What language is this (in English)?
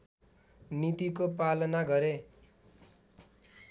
Nepali